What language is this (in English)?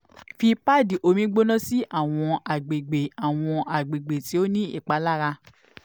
Yoruba